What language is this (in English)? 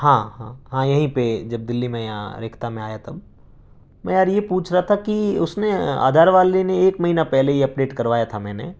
Urdu